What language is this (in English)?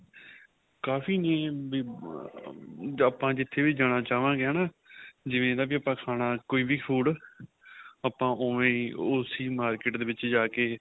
Punjabi